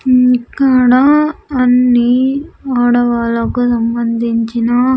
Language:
Telugu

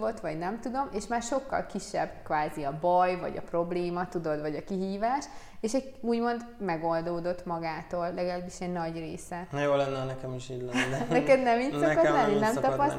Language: Hungarian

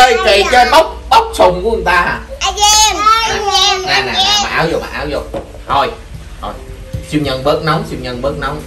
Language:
Vietnamese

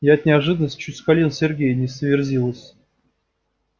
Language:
Russian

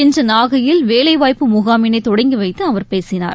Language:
Tamil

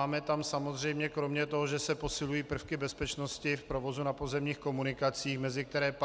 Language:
Czech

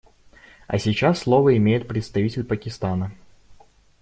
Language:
Russian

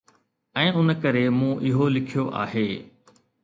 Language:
Sindhi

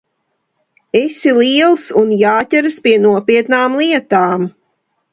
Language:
Latvian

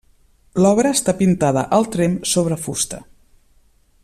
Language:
Catalan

